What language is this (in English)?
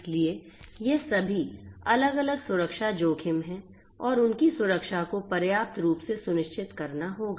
Hindi